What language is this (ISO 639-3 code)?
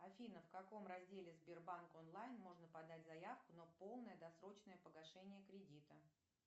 rus